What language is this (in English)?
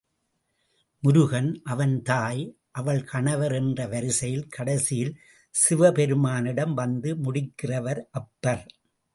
Tamil